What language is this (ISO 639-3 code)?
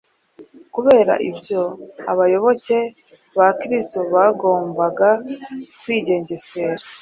kin